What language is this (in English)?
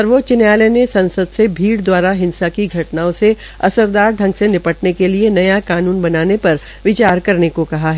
Hindi